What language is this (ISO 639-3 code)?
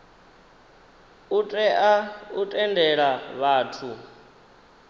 ven